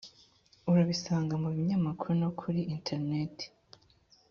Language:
Kinyarwanda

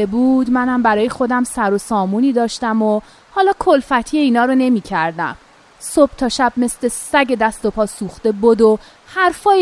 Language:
Persian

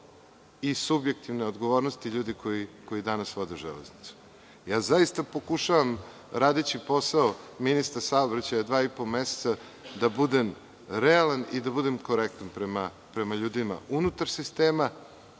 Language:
Serbian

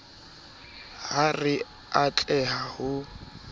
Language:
Southern Sotho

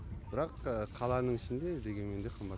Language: Kazakh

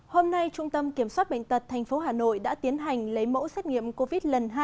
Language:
Vietnamese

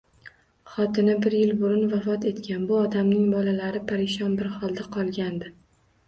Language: Uzbek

